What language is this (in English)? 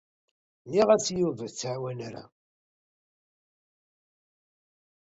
Kabyle